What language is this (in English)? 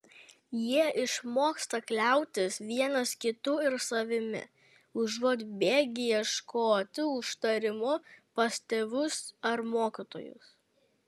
Lithuanian